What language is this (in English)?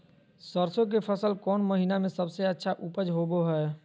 Magahi